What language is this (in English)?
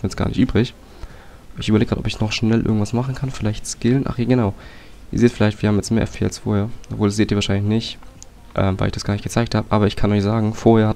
German